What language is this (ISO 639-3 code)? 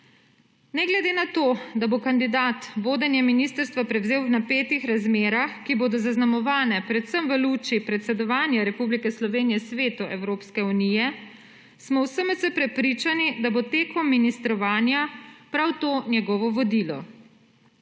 slv